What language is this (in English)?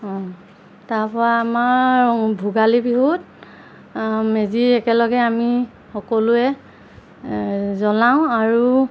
Assamese